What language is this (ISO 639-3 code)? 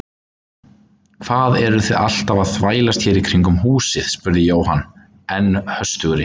isl